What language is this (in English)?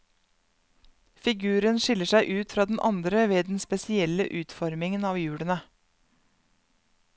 Norwegian